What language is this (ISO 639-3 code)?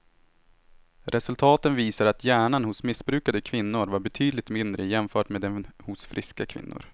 swe